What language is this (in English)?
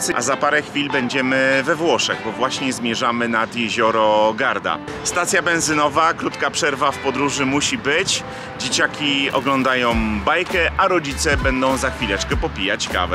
Polish